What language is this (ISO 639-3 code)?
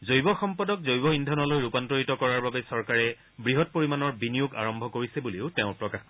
asm